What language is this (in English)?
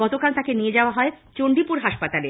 Bangla